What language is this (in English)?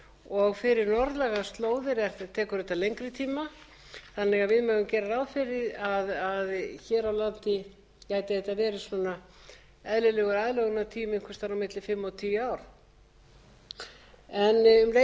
Icelandic